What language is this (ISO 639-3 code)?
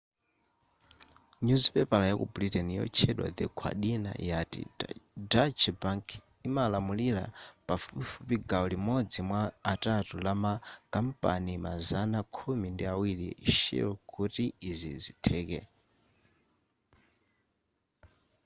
nya